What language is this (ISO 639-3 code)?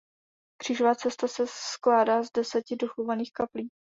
ces